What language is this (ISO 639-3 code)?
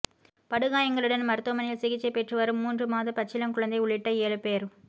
tam